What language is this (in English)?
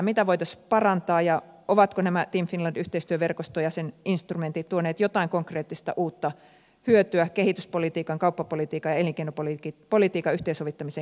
Finnish